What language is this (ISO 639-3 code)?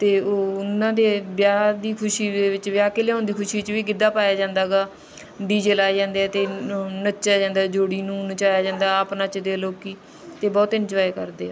pan